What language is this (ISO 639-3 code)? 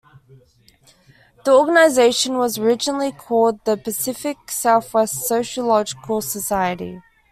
eng